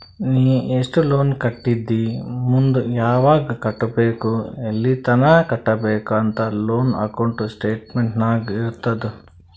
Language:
Kannada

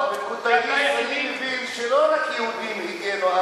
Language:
Hebrew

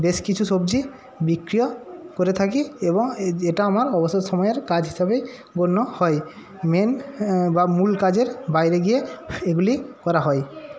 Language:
Bangla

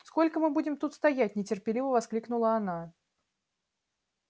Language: Russian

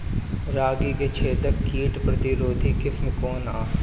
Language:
Bhojpuri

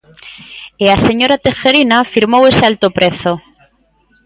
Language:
Galician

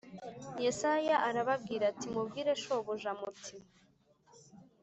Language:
Kinyarwanda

